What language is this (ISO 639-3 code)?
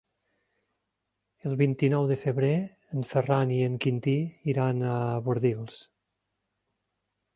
cat